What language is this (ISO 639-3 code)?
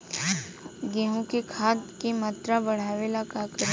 bho